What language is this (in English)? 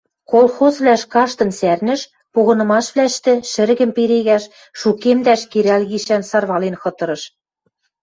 Western Mari